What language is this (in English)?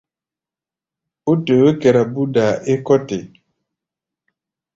Gbaya